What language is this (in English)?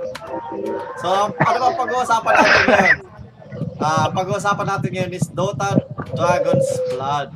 Filipino